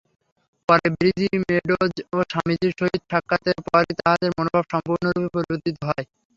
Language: Bangla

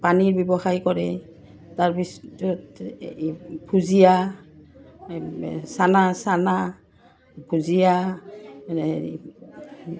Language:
Assamese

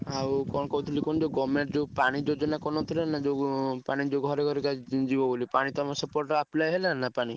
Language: Odia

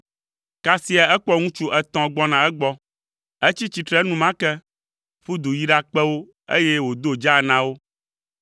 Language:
Ewe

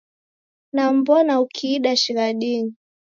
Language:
Taita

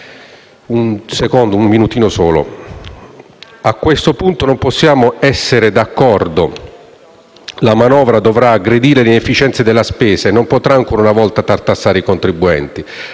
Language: Italian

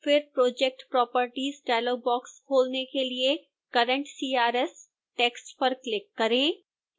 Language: Hindi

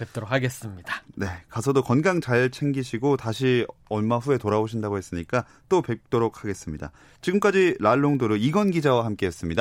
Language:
Korean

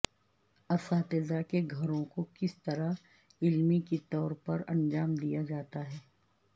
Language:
Urdu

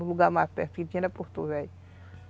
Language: Portuguese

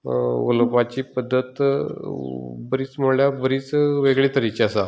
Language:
Konkani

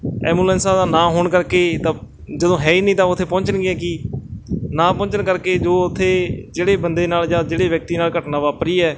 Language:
Punjabi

